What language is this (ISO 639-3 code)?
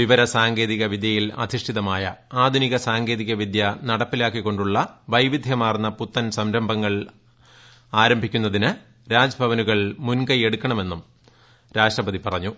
mal